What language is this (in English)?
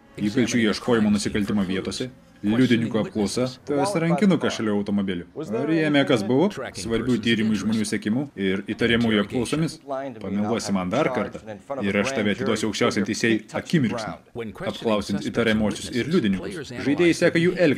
Lithuanian